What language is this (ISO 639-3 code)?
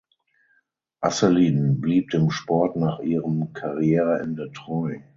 deu